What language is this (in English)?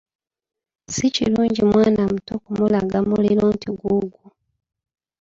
Ganda